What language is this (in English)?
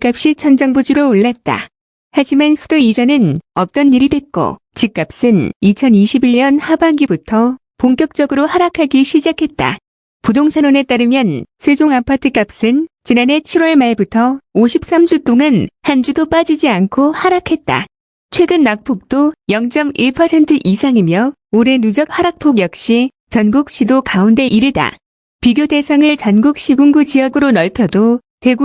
Korean